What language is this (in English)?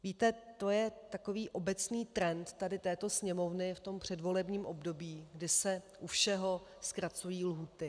Czech